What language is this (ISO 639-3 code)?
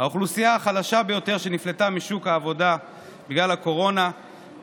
heb